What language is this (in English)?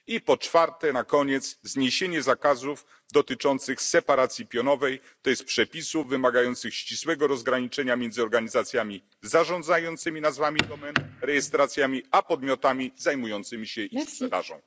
Polish